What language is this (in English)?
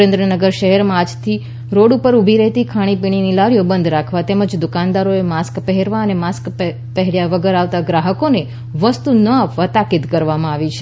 Gujarati